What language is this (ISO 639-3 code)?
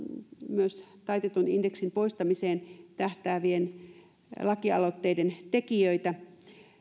fin